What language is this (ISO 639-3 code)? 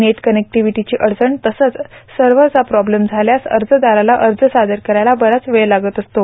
mar